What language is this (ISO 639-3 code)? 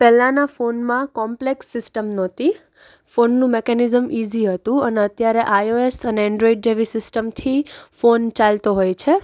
guj